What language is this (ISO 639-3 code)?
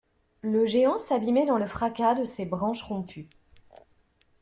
fra